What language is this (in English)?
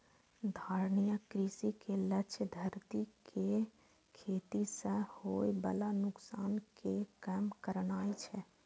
Maithili